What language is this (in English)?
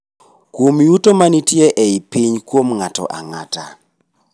Luo (Kenya and Tanzania)